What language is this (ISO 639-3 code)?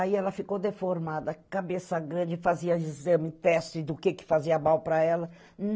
por